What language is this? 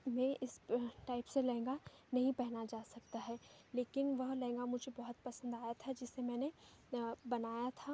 Hindi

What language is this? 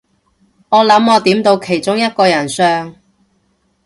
Cantonese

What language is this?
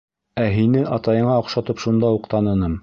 Bashkir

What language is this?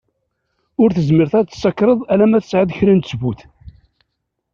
Kabyle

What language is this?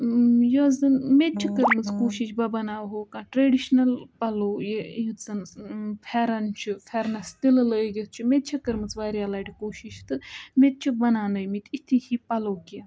Kashmiri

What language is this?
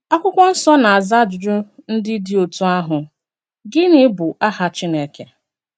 Igbo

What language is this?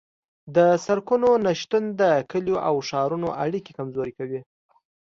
Pashto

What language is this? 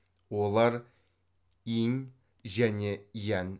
Kazakh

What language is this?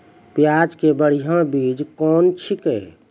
Maithili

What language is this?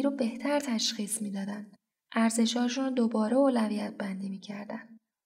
Persian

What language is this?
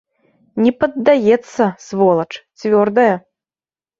Belarusian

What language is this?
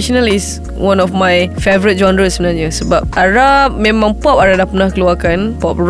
Malay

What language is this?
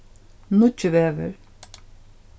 Faroese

